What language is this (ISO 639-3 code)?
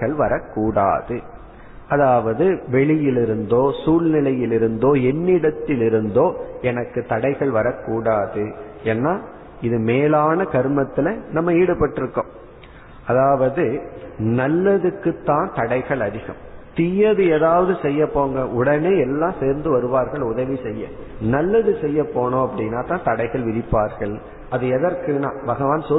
tam